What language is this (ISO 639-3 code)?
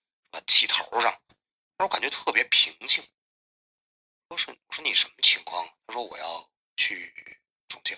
zho